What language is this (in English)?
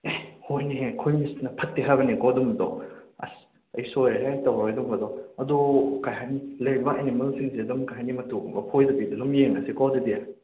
Manipuri